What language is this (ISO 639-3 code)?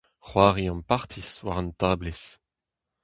bre